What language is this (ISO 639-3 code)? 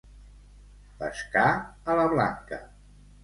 cat